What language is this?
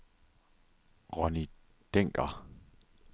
Danish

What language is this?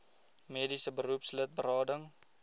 Afrikaans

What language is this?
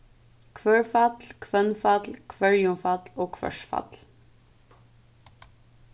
Faroese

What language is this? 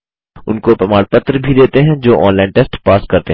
Hindi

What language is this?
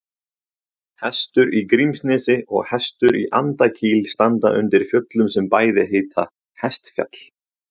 Icelandic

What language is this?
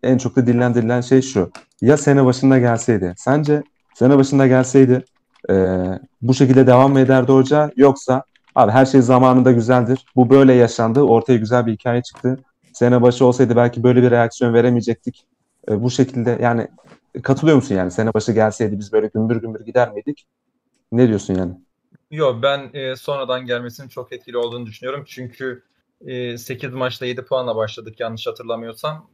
Turkish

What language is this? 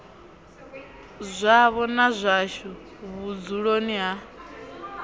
Venda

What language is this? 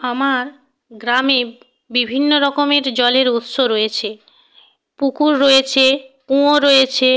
Bangla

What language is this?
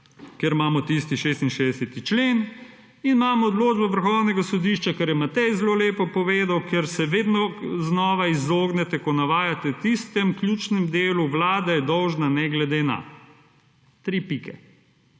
Slovenian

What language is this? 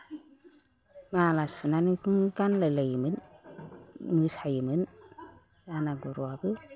Bodo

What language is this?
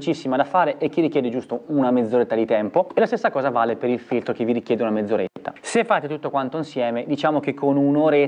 Italian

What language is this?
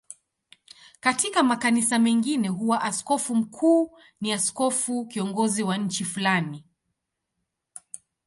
Swahili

